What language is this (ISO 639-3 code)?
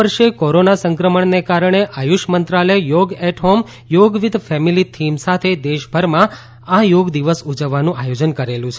guj